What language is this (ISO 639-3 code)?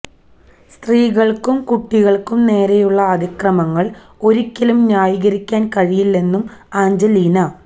mal